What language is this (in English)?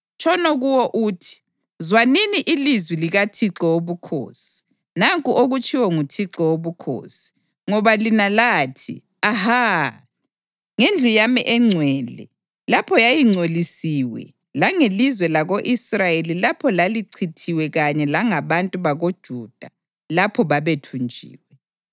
North Ndebele